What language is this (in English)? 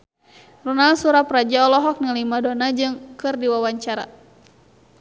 Sundanese